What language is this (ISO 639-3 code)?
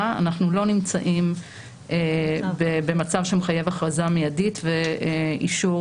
heb